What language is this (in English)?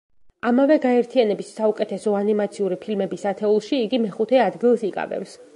Georgian